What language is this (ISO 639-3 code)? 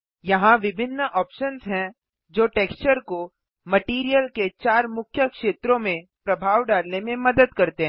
hin